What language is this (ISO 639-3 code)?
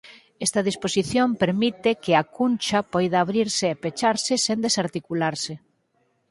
glg